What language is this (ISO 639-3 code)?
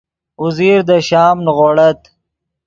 ydg